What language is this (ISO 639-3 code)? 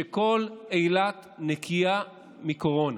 heb